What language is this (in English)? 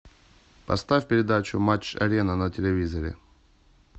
Russian